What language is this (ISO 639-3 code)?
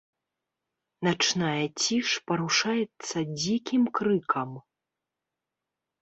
bel